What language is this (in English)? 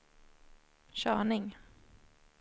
Swedish